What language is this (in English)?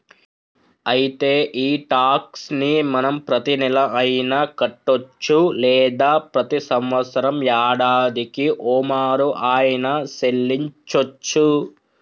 Telugu